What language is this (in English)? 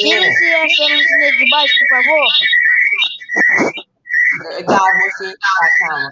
Portuguese